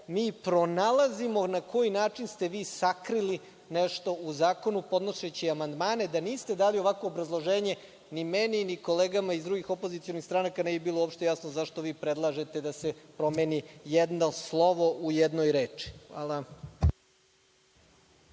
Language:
Serbian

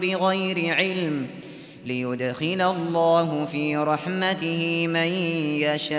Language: Arabic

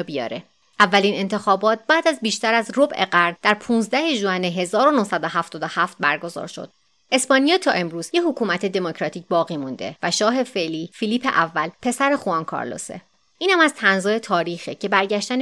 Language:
Persian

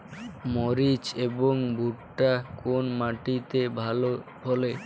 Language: Bangla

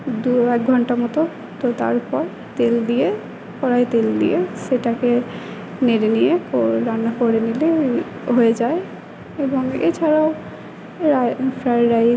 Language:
Bangla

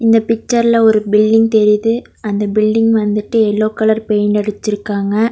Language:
Tamil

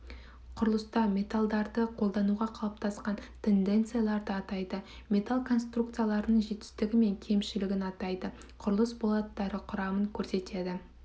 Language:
Kazakh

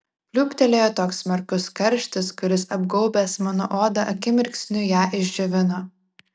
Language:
Lithuanian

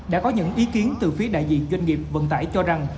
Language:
Vietnamese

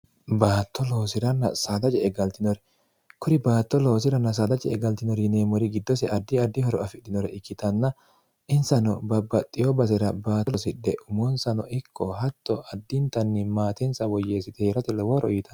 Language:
Sidamo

